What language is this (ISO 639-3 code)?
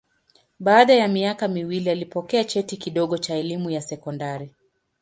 swa